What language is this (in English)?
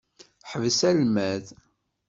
Kabyle